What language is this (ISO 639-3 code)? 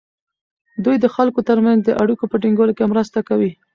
pus